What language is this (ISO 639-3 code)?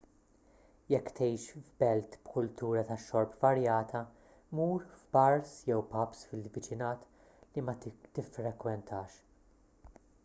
mlt